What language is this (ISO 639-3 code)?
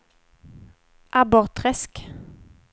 swe